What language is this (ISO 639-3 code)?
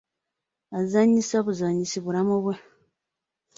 lug